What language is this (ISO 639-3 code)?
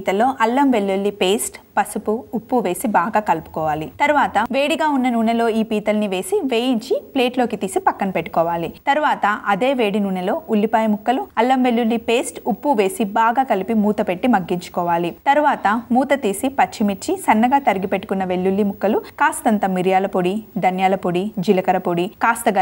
ron